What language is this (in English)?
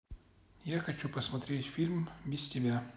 Russian